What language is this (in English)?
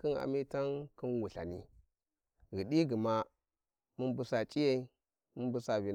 Warji